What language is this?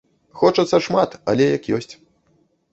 Belarusian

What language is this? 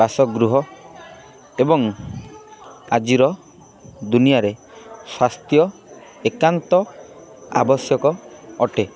Odia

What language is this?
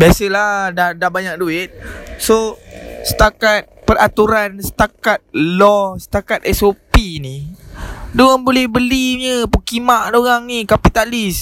Malay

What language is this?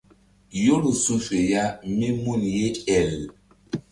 Mbum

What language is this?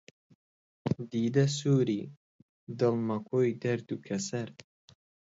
Central Kurdish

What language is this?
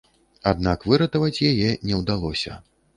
Belarusian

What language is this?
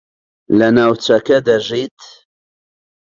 Central Kurdish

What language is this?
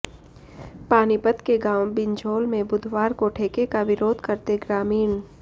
Hindi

